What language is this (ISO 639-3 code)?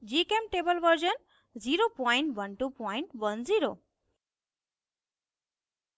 hin